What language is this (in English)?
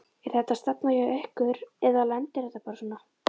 Icelandic